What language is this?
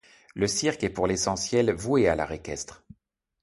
French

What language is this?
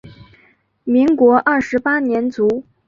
Chinese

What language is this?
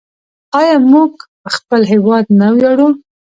Pashto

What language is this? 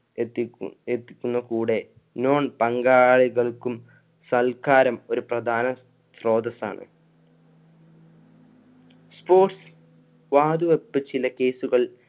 Malayalam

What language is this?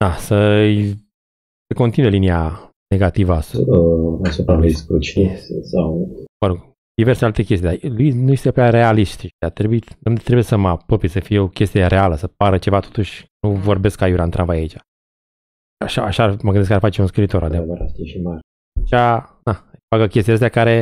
Romanian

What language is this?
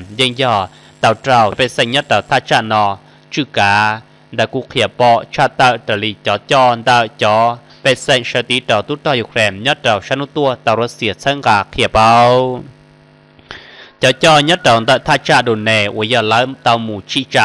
Thai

